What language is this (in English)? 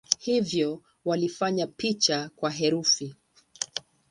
Swahili